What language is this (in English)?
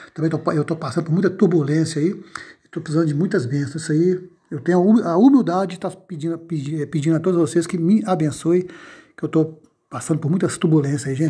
Portuguese